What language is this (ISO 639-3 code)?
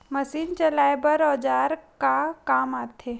hne